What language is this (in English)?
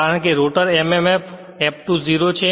Gujarati